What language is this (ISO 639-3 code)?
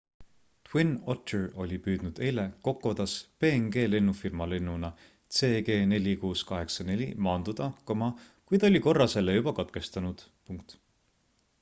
est